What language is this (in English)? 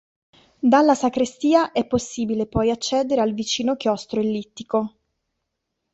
Italian